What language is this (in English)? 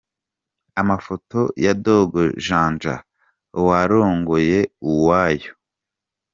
Kinyarwanda